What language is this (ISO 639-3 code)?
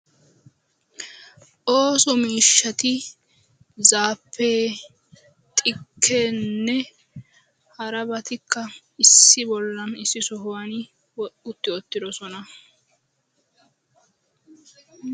wal